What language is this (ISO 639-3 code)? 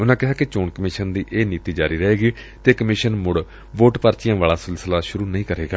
pan